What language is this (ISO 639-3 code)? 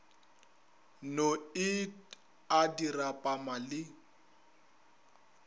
nso